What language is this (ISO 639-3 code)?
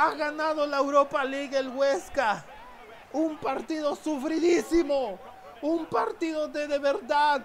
spa